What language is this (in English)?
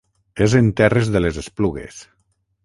Catalan